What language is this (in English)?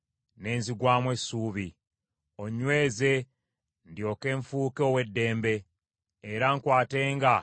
Ganda